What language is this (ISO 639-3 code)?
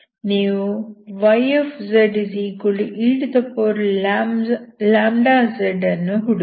kan